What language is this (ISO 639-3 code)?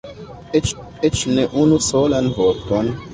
epo